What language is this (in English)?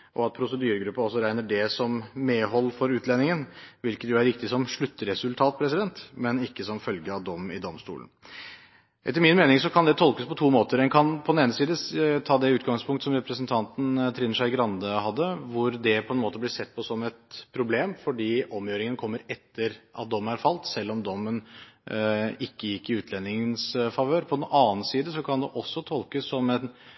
Norwegian Bokmål